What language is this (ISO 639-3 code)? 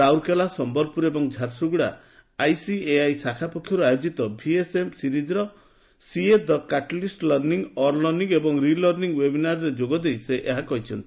ori